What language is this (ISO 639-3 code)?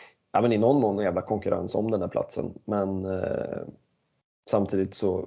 swe